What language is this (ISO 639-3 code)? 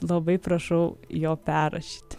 lit